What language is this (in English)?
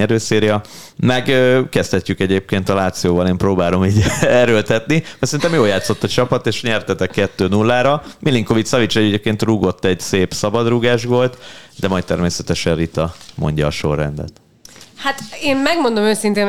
Hungarian